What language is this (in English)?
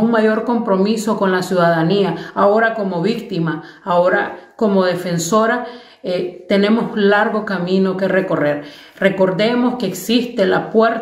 Spanish